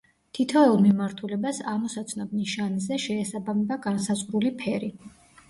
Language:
Georgian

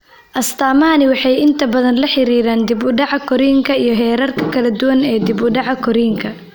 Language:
Somali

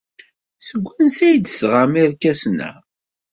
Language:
Kabyle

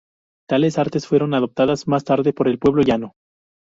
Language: Spanish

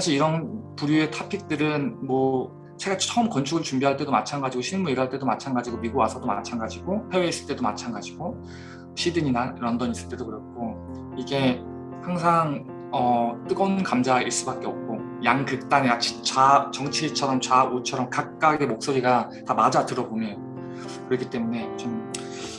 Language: Korean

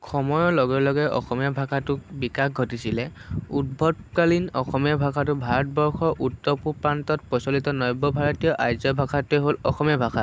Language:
Assamese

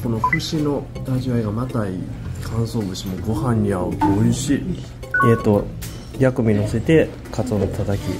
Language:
Japanese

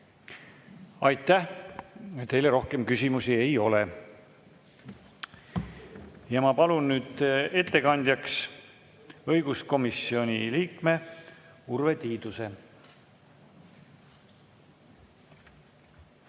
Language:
Estonian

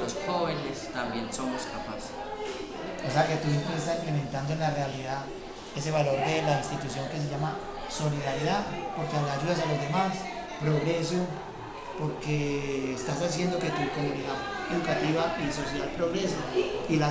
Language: Spanish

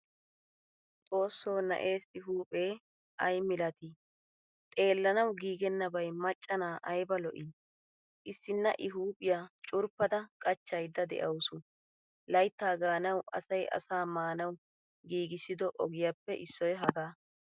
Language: Wolaytta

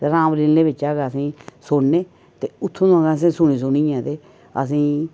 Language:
Dogri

